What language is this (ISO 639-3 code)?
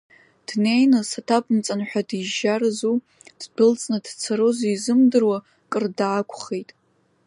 abk